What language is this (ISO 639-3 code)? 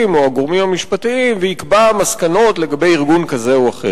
heb